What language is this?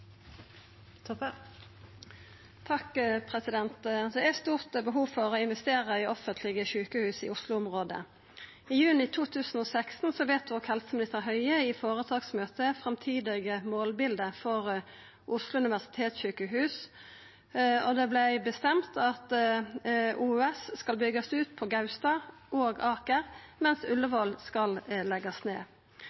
Norwegian Nynorsk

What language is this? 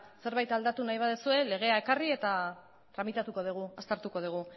Basque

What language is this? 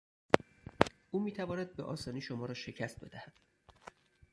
Persian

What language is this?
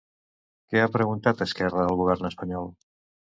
Catalan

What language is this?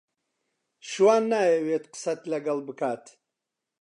Central Kurdish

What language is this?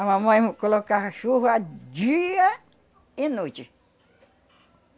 Portuguese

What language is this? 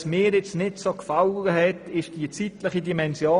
Swiss German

